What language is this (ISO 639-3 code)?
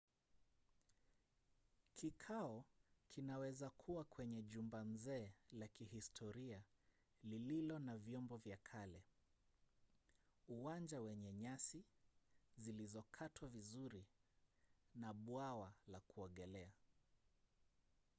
swa